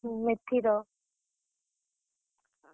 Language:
Odia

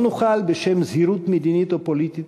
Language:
Hebrew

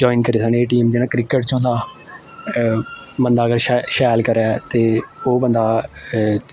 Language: Dogri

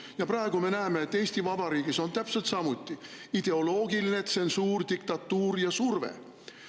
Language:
Estonian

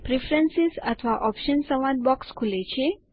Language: Gujarati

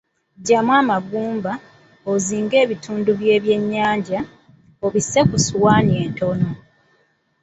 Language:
Ganda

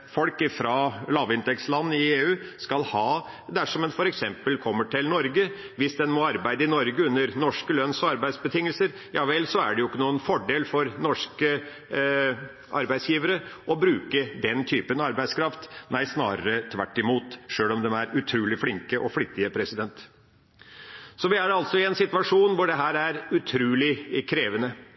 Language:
Norwegian Bokmål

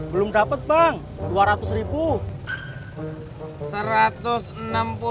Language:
Indonesian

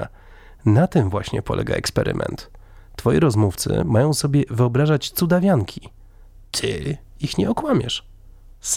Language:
Polish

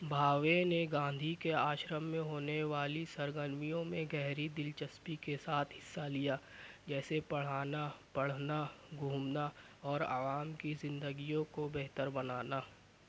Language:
Urdu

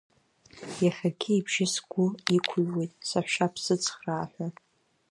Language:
Abkhazian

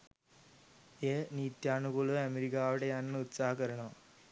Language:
Sinhala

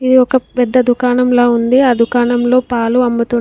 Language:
Telugu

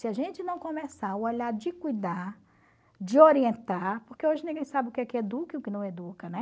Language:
Portuguese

